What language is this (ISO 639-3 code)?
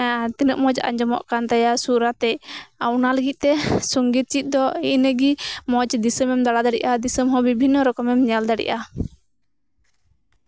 sat